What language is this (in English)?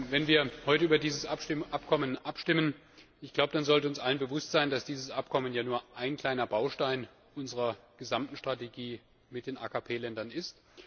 German